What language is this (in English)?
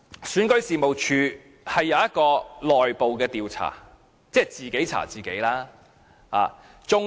Cantonese